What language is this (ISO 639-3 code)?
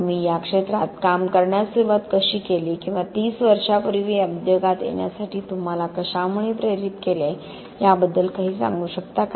mar